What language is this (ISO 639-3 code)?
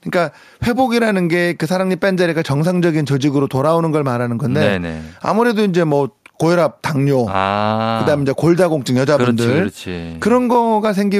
kor